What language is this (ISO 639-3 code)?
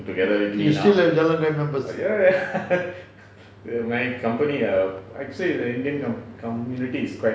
eng